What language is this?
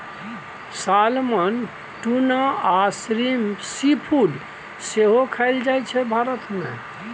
Maithili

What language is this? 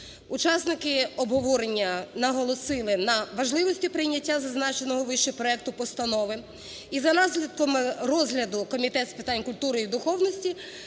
Ukrainian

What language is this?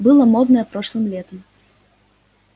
Russian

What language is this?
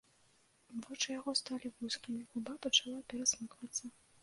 Belarusian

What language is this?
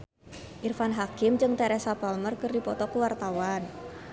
Sundanese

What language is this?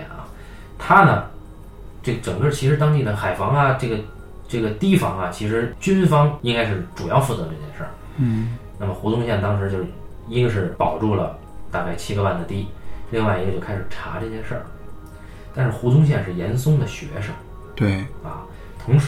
Chinese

